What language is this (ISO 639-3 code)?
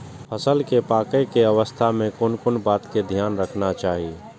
mai